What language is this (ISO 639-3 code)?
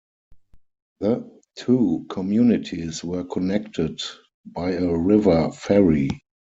eng